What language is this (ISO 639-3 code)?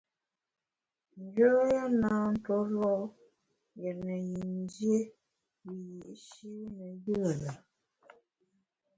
bax